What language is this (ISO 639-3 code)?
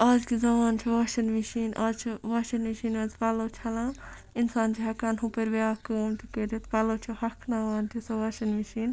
kas